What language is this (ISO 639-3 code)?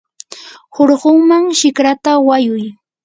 qur